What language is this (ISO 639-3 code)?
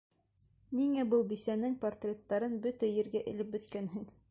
bak